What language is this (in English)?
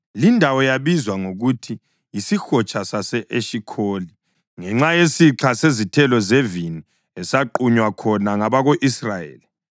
North Ndebele